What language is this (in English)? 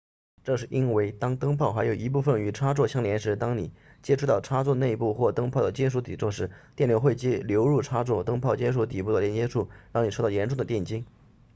Chinese